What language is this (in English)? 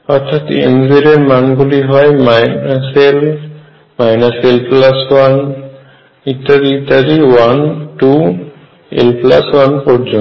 Bangla